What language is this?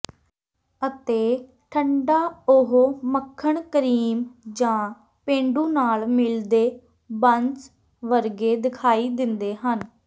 Punjabi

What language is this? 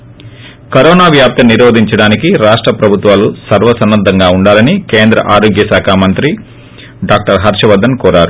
Telugu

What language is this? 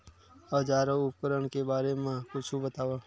Chhattisgarhi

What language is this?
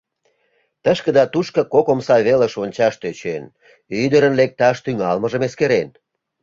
Mari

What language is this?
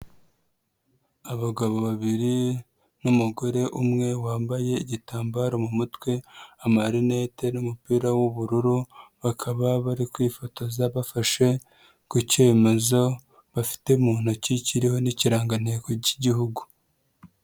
Kinyarwanda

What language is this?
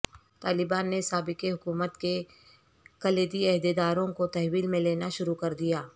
Urdu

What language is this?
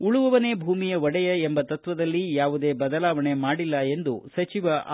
Kannada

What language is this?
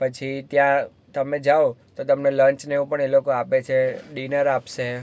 Gujarati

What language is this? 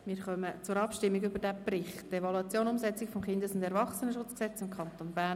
Swiss German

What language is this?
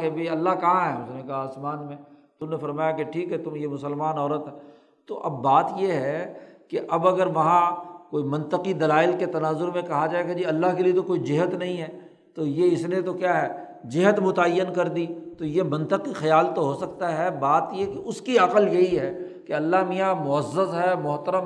Urdu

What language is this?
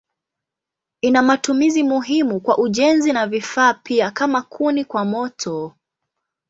Swahili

